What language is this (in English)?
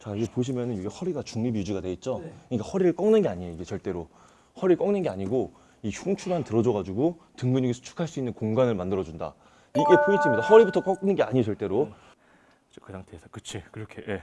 Korean